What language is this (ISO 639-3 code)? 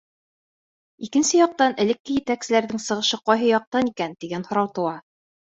bak